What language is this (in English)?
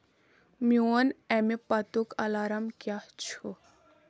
Kashmiri